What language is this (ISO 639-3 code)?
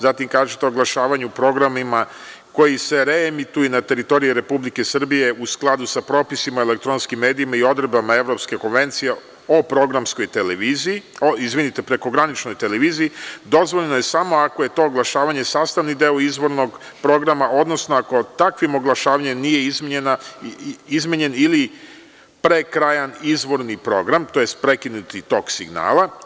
srp